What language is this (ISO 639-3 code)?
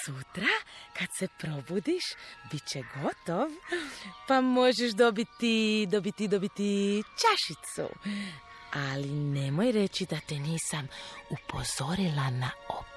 hrv